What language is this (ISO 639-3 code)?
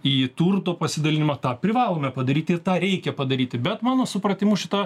lit